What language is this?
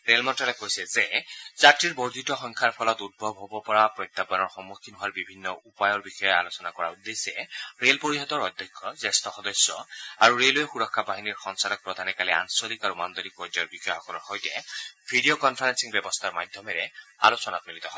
Assamese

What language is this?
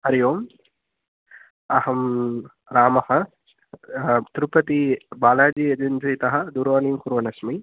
Sanskrit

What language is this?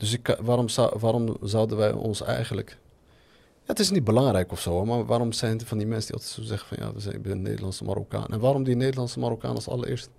Dutch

